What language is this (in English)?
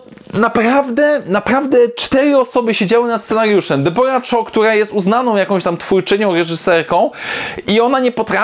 Polish